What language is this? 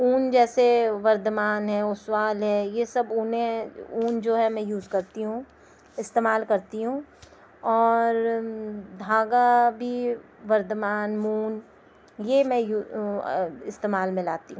Urdu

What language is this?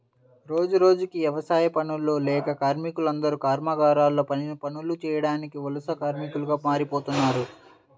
Telugu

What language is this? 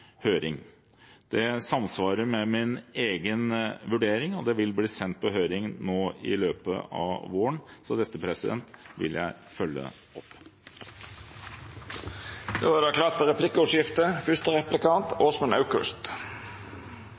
Norwegian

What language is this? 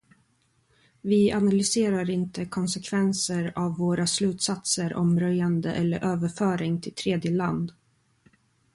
Swedish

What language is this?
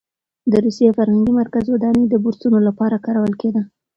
Pashto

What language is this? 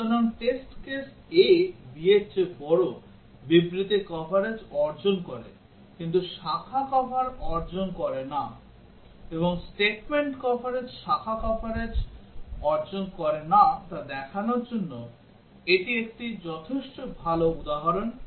Bangla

